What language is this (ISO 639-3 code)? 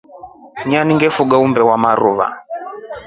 rof